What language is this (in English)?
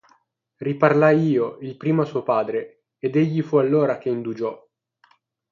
Italian